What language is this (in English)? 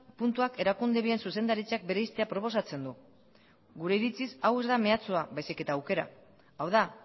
Basque